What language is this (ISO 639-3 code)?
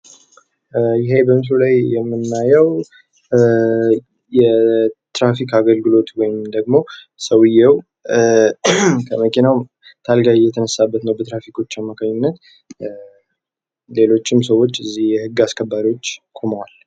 amh